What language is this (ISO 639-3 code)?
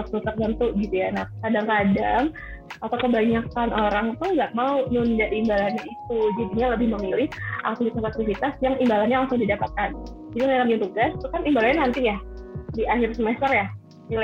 ind